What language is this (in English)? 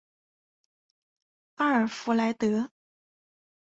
Chinese